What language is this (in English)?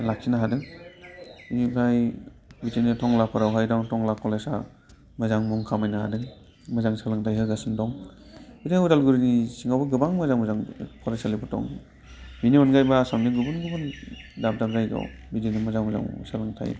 Bodo